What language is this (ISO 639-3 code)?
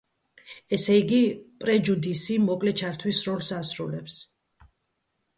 kat